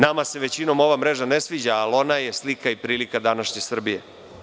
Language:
Serbian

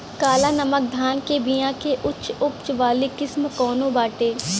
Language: Bhojpuri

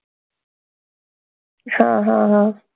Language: Marathi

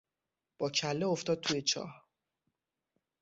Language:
Persian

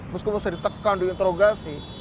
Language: Indonesian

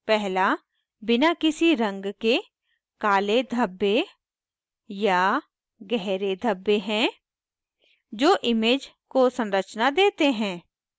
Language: Hindi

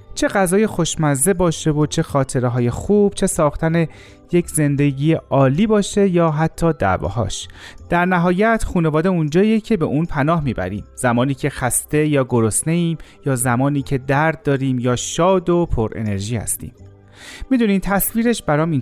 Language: Persian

